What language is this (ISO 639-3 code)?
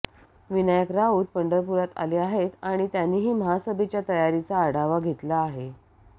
mar